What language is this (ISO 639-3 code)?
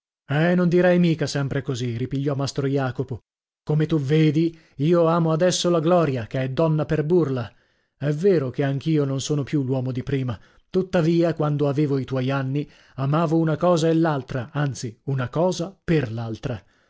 ita